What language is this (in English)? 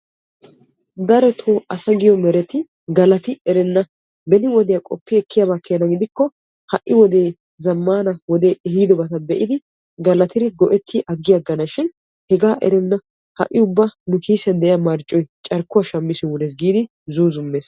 Wolaytta